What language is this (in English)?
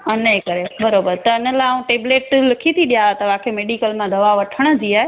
Sindhi